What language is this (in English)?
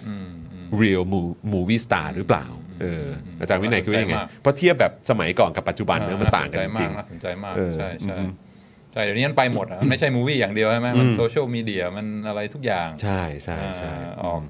Thai